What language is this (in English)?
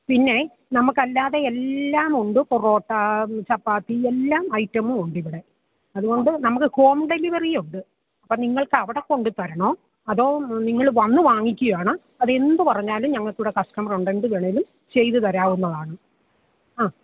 Malayalam